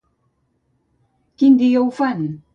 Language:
Catalan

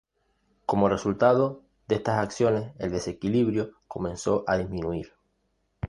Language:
Spanish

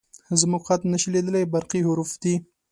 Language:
Pashto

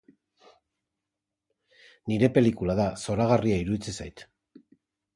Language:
Basque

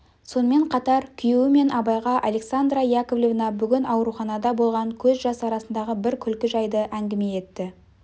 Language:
Kazakh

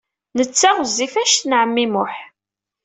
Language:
Kabyle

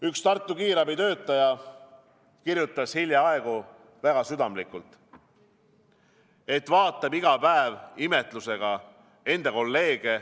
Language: Estonian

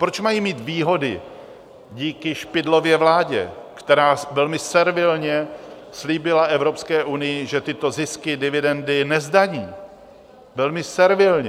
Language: Czech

